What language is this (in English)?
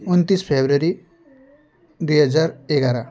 Nepali